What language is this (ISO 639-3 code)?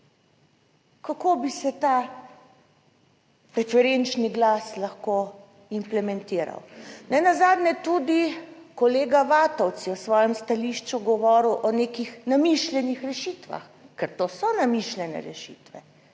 slv